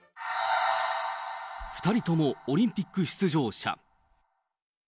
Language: Japanese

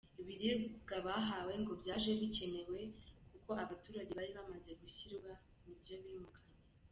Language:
Kinyarwanda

